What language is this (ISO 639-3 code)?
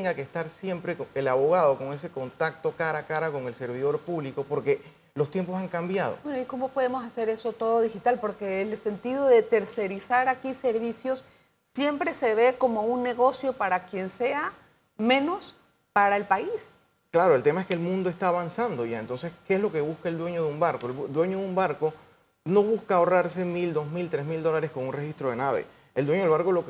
spa